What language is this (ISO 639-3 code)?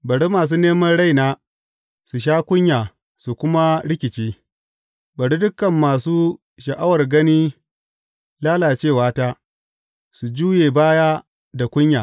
hau